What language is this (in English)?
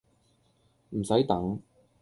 Cantonese